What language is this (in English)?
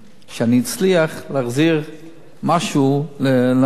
Hebrew